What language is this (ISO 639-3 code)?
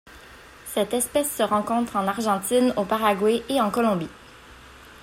fra